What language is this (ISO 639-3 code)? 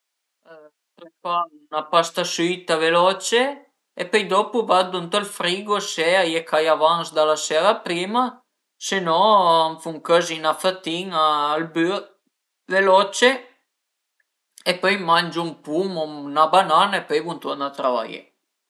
pms